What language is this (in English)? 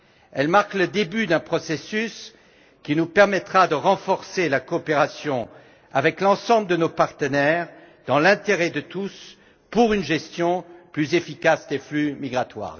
French